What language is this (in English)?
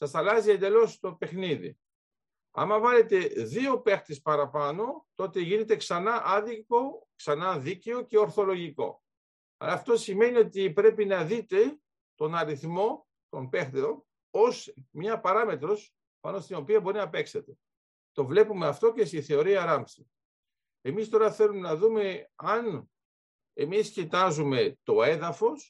Greek